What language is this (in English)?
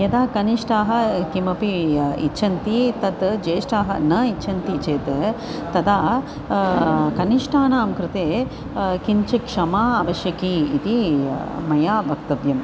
Sanskrit